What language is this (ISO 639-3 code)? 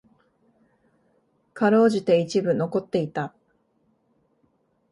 jpn